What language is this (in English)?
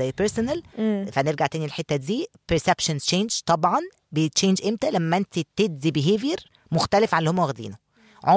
Arabic